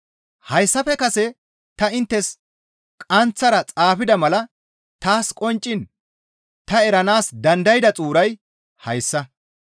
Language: Gamo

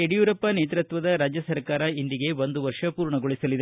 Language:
Kannada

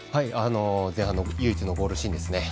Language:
Japanese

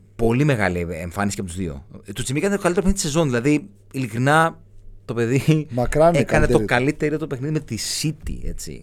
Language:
Greek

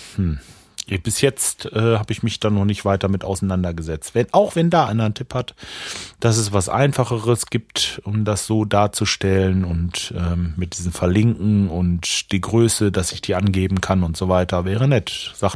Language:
German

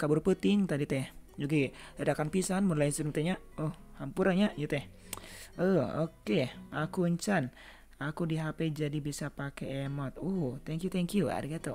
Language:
Indonesian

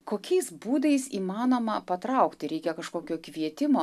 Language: Lithuanian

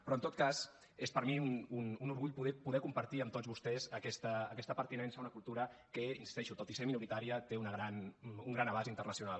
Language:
Catalan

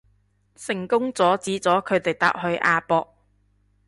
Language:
Cantonese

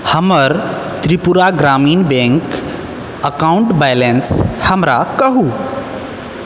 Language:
Maithili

